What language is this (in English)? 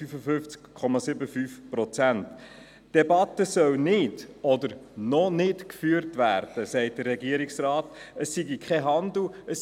Swiss German